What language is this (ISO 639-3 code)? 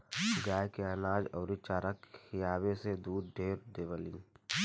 bho